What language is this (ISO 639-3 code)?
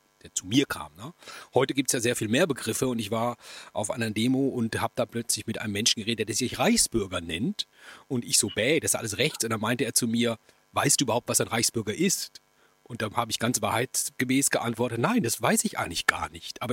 deu